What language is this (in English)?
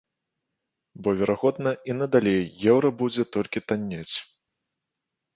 Belarusian